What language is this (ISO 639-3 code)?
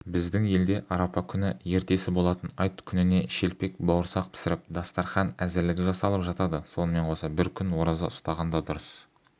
kaz